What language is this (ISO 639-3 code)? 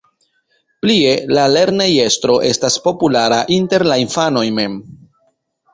epo